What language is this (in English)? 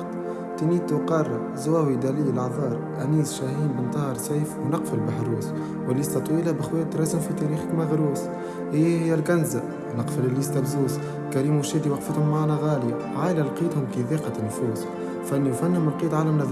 Arabic